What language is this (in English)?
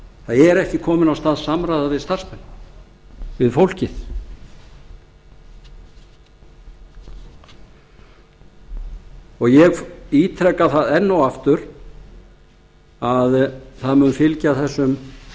Icelandic